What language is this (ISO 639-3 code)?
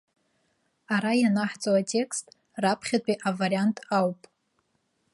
abk